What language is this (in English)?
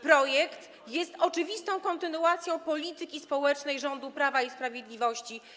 Polish